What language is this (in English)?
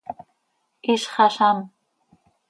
Seri